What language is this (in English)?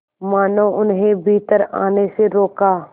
Hindi